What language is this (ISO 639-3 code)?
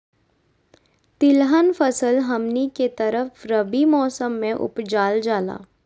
mag